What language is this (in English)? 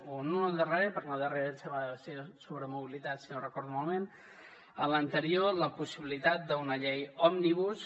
Catalan